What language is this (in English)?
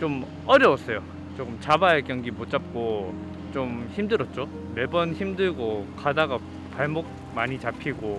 Korean